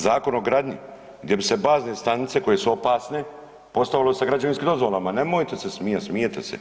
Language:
Croatian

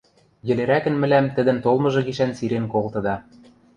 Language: Western Mari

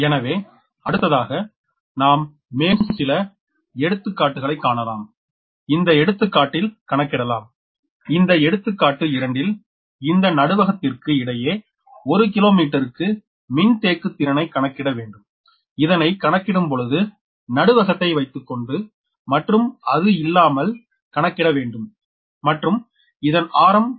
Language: Tamil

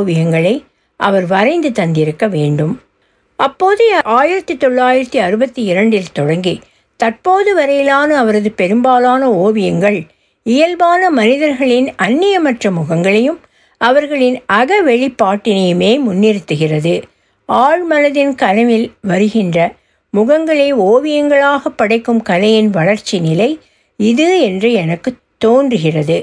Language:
Tamil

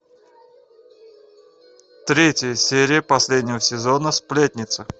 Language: Russian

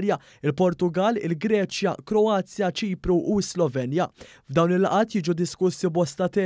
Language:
Arabic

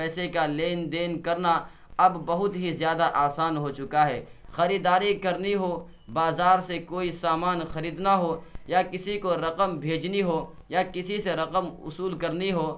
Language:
Urdu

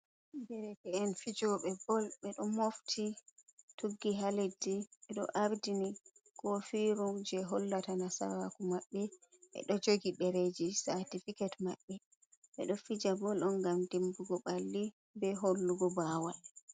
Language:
Fula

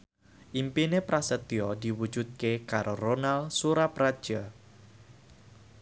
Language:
Javanese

